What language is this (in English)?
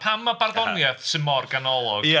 Welsh